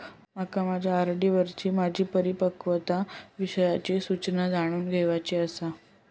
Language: Marathi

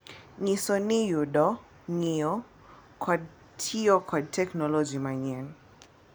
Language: Luo (Kenya and Tanzania)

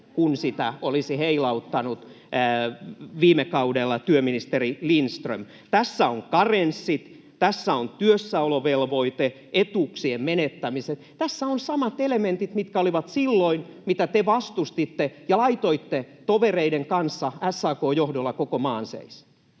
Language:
Finnish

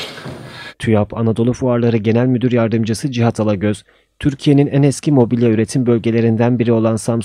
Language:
Turkish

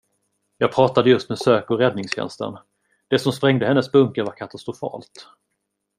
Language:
Swedish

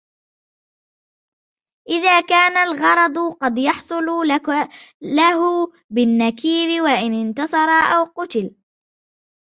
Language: Arabic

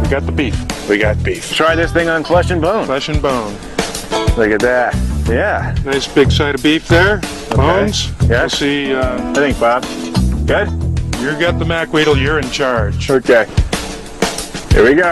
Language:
English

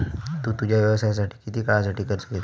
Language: Marathi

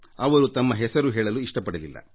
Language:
Kannada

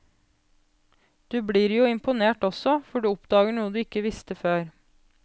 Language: Norwegian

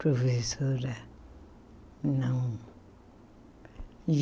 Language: Portuguese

